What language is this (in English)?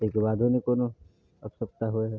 Maithili